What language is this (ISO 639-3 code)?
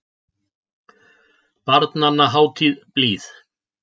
isl